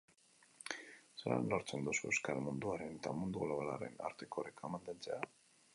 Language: Basque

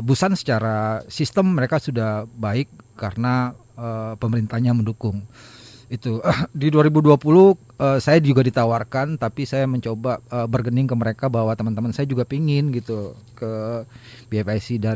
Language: Indonesian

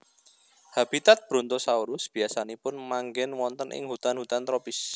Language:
Javanese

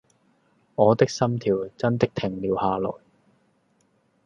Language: Cantonese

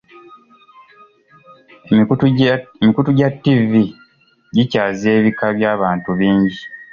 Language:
Ganda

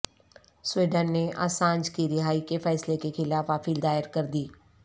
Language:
Urdu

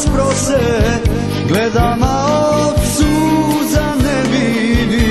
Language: Romanian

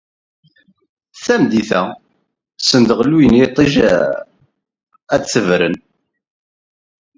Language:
Kabyle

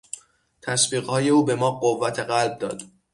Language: Persian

